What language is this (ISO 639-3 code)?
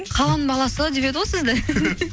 kaz